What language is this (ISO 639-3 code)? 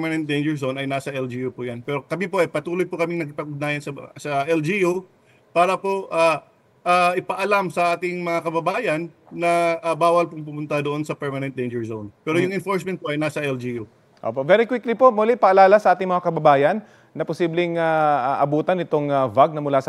fil